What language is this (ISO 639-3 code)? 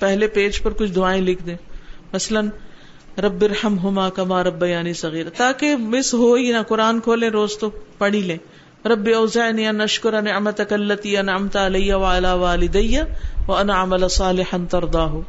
urd